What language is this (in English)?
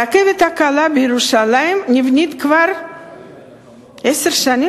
Hebrew